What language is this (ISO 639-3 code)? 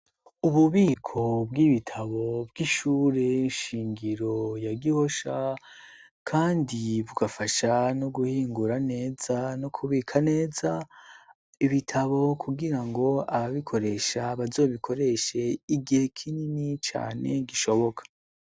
run